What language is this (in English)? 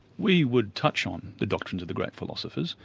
English